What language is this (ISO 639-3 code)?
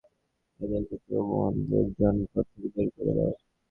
ben